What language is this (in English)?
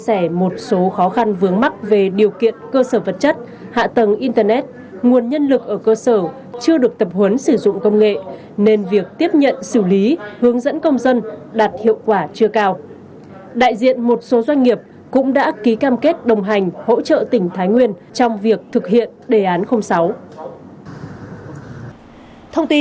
Vietnamese